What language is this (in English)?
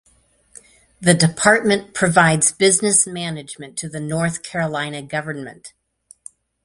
English